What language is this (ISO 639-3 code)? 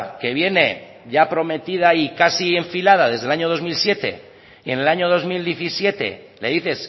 spa